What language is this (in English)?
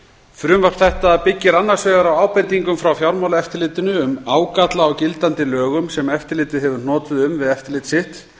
Icelandic